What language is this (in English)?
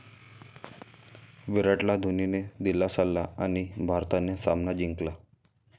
Marathi